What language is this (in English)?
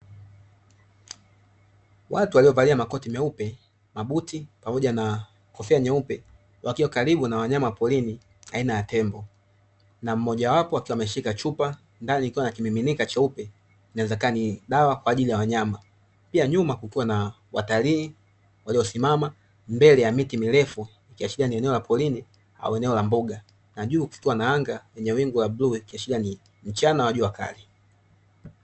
Swahili